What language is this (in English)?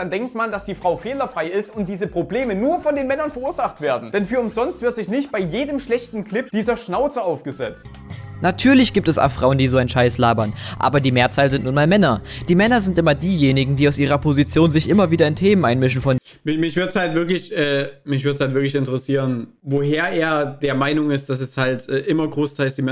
German